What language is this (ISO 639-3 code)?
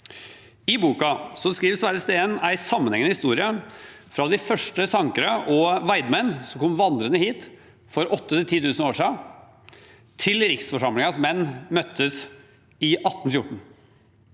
nor